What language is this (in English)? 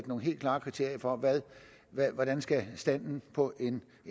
Danish